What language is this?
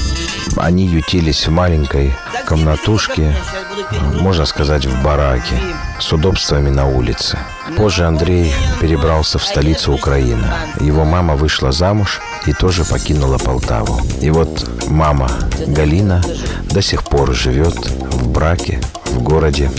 Russian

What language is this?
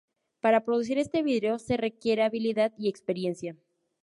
Spanish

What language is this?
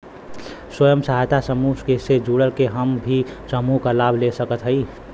Bhojpuri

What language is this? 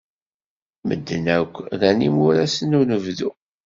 Kabyle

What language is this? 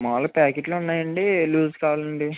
Telugu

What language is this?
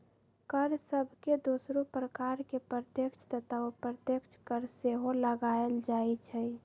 Magahi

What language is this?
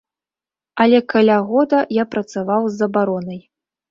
Belarusian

